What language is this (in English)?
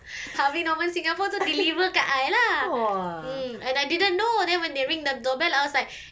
English